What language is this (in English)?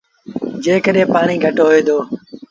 Sindhi Bhil